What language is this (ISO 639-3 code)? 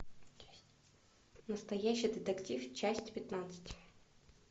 rus